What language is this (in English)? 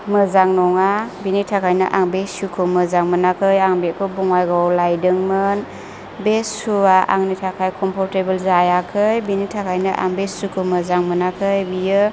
Bodo